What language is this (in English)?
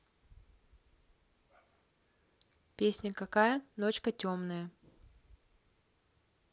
Russian